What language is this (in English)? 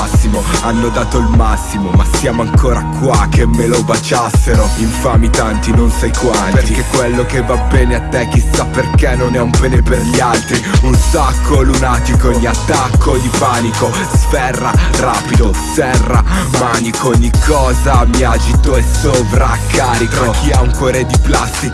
Italian